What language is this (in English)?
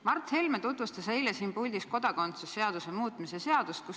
Estonian